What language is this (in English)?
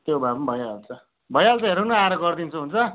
Nepali